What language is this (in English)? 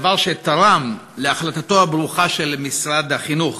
Hebrew